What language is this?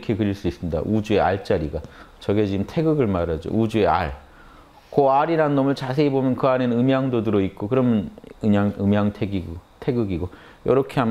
Korean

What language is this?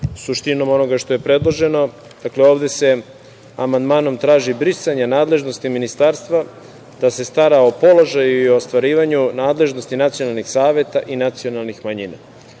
Serbian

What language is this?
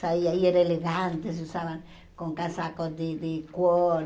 Portuguese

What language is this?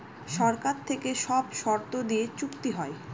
Bangla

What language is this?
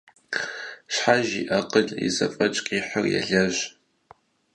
Kabardian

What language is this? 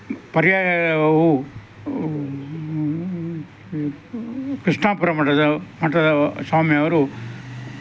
Kannada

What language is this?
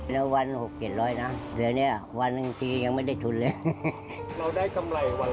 Thai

